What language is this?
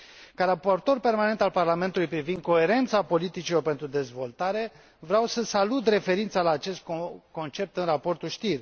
Romanian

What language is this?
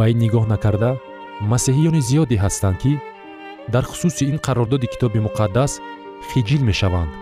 Persian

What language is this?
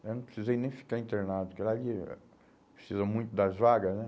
Portuguese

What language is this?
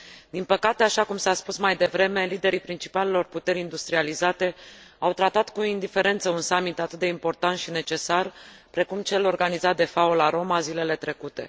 Romanian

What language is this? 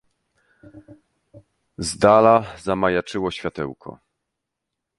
Polish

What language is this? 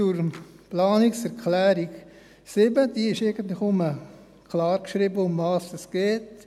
Swiss German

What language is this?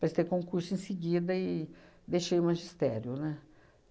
Portuguese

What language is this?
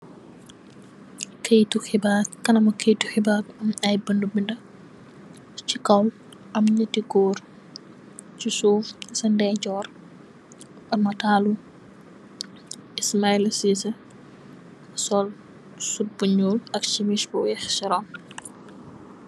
Wolof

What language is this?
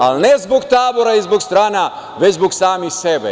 Serbian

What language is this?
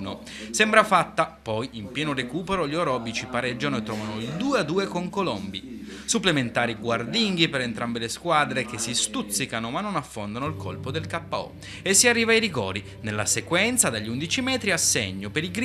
Italian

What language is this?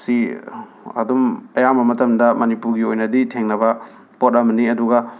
Manipuri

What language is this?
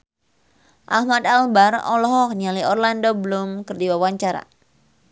Sundanese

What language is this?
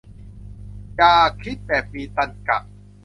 Thai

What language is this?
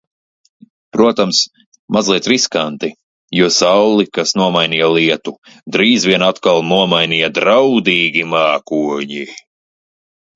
Latvian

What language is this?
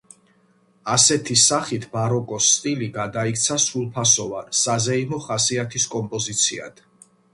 Georgian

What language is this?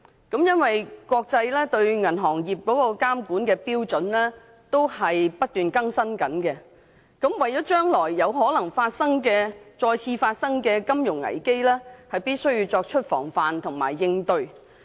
Cantonese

